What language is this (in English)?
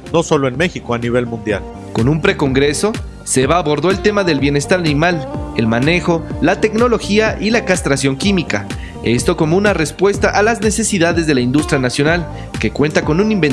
Spanish